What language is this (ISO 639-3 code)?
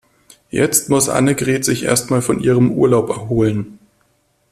deu